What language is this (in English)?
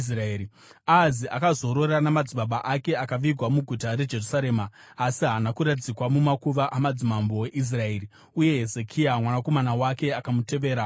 Shona